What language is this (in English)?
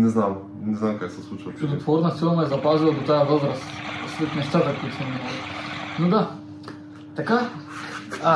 Bulgarian